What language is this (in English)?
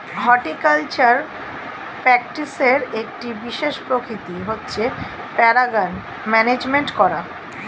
Bangla